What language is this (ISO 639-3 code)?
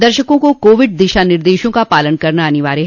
hin